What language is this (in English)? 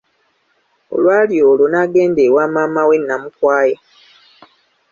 Ganda